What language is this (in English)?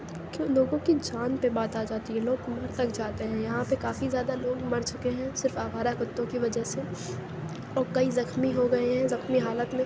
Urdu